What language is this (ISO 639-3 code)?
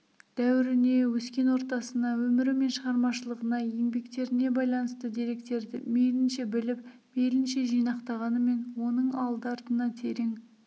kaz